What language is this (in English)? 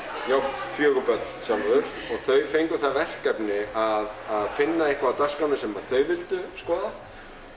Icelandic